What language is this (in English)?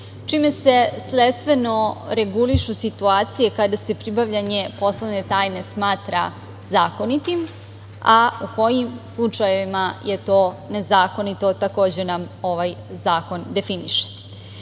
Serbian